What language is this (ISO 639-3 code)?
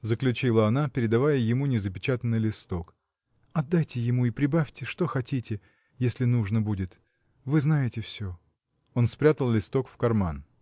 rus